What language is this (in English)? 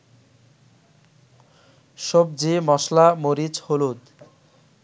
Bangla